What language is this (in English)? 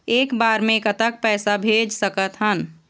Chhattisgarhi